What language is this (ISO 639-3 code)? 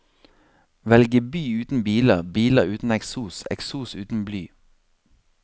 nor